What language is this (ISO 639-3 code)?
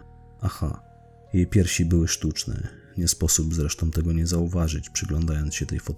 pol